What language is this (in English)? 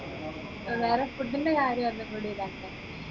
Malayalam